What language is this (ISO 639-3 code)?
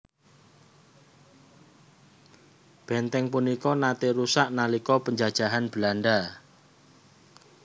jav